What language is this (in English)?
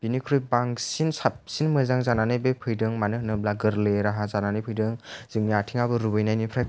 Bodo